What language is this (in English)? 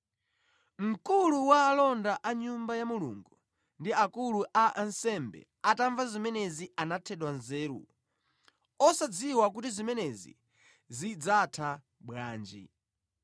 Nyanja